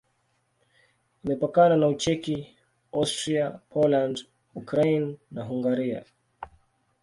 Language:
Swahili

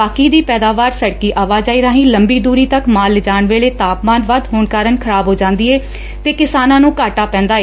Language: Punjabi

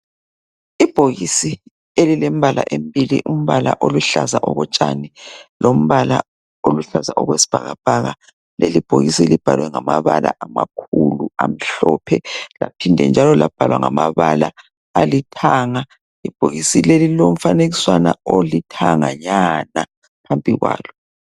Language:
North Ndebele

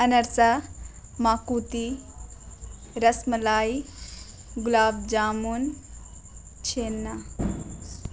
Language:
Urdu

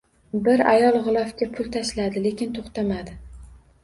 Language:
Uzbek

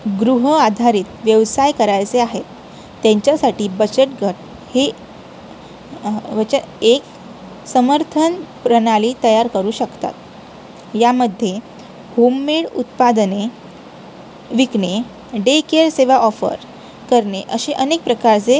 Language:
Marathi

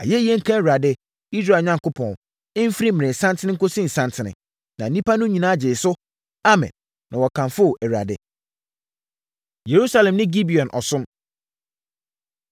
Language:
Akan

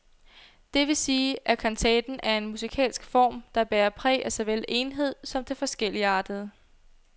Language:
Danish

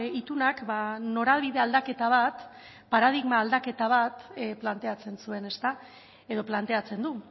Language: Basque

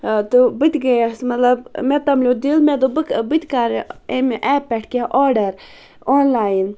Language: Kashmiri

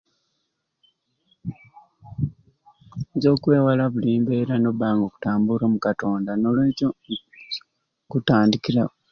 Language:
Ruuli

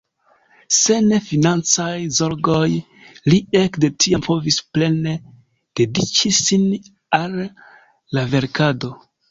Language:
Esperanto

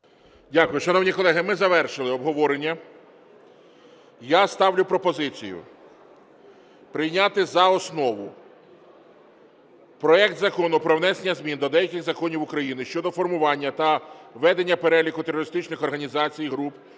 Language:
Ukrainian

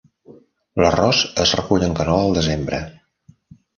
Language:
Catalan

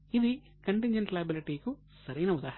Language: Telugu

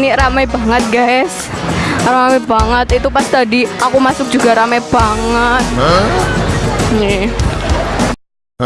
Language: Indonesian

